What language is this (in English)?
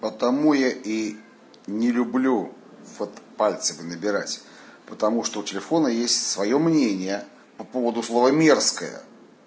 Russian